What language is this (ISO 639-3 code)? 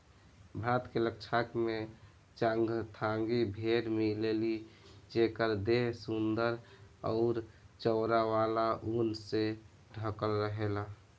bho